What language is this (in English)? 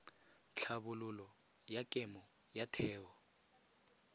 Tswana